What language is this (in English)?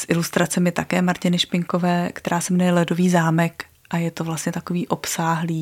Czech